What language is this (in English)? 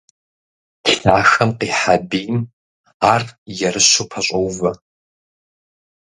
Kabardian